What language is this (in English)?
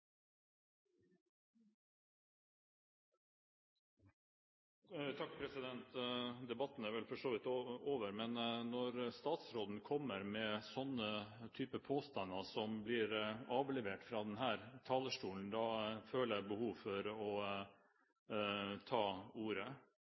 Norwegian Bokmål